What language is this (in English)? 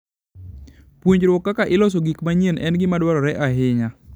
Luo (Kenya and Tanzania)